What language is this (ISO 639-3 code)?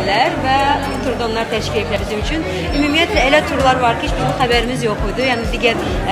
tur